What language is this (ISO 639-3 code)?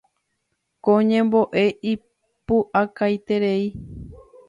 grn